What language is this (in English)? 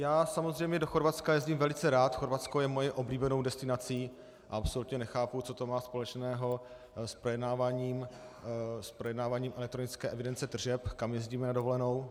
Czech